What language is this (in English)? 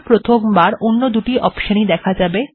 Bangla